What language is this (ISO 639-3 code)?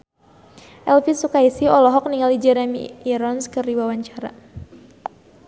sun